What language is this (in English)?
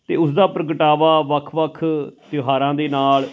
Punjabi